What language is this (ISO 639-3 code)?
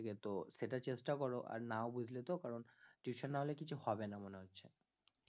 ben